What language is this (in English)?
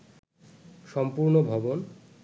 Bangla